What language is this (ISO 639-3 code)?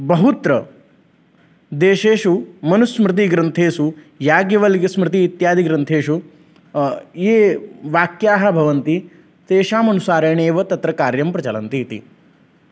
san